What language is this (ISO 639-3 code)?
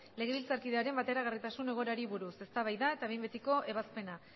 eus